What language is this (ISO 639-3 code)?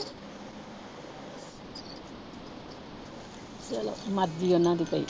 pan